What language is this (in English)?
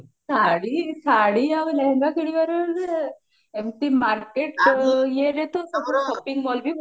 Odia